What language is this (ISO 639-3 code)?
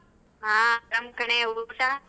kan